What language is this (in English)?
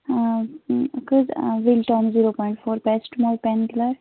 Kashmiri